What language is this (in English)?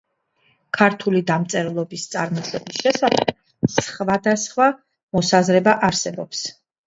Georgian